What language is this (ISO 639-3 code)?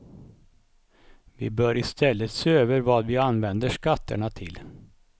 swe